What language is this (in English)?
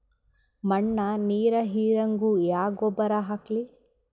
Kannada